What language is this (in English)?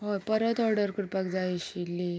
Konkani